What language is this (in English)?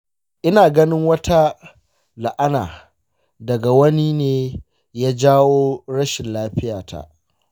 Hausa